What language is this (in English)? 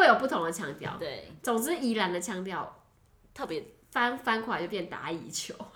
Chinese